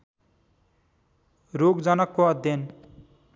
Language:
Nepali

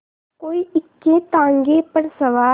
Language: Hindi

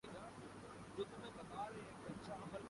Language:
Urdu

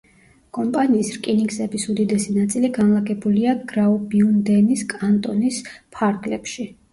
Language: Georgian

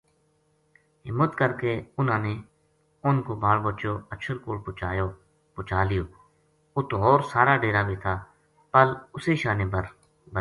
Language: Gujari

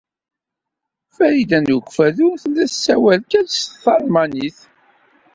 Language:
Kabyle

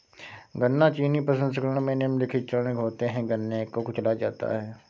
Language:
Hindi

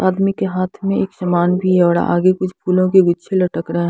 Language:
Hindi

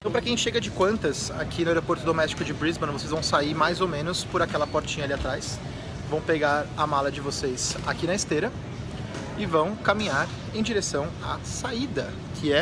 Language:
Portuguese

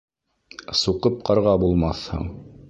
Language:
Bashkir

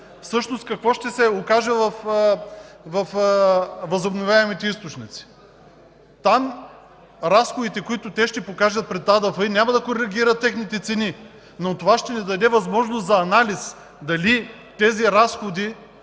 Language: Bulgarian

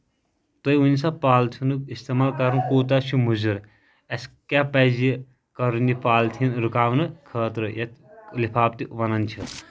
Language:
Kashmiri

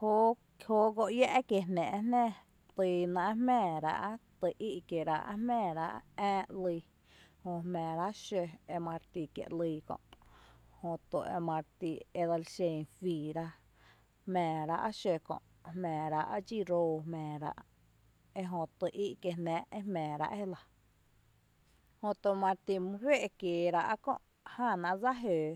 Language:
Tepinapa Chinantec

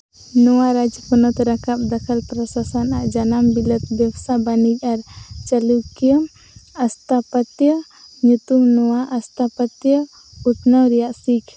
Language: Santali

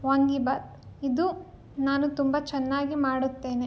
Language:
Kannada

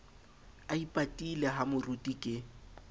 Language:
Southern Sotho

